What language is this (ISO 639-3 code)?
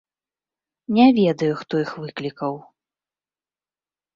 bel